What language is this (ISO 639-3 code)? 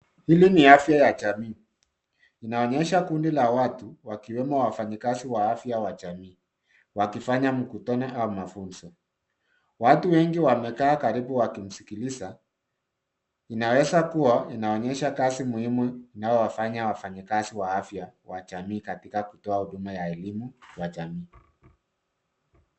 swa